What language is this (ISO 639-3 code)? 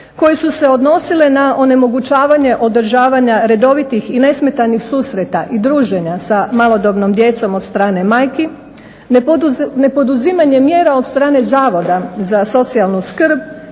hrv